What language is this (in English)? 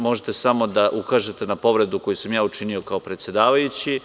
Serbian